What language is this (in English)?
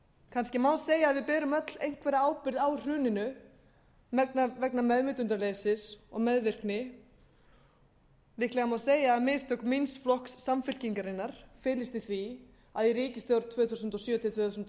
Icelandic